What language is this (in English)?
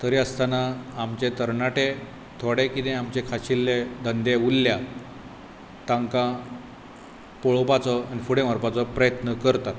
Konkani